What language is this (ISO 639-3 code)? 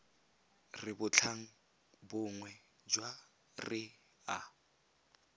tsn